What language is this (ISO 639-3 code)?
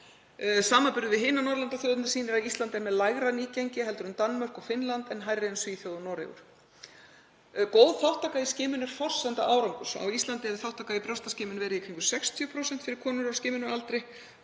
isl